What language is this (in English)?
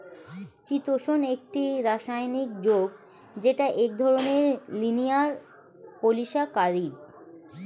Bangla